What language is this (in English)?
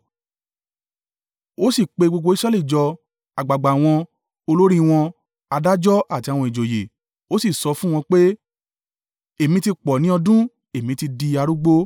Yoruba